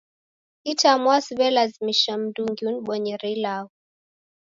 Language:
Taita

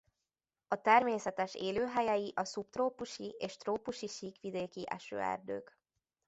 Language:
Hungarian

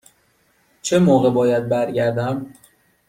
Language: Persian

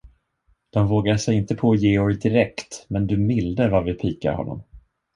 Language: Swedish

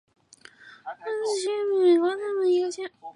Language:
Chinese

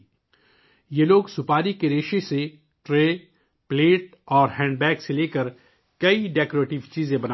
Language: Urdu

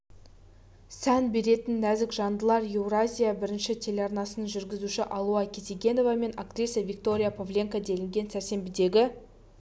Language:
Kazakh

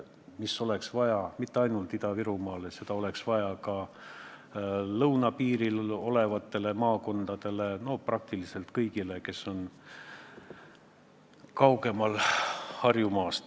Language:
Estonian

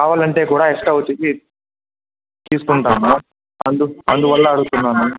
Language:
Telugu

